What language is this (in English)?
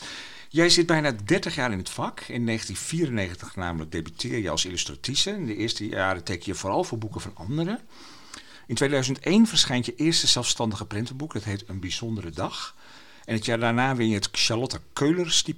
Dutch